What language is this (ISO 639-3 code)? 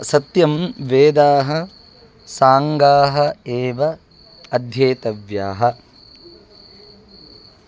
san